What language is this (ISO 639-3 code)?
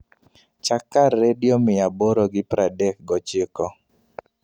luo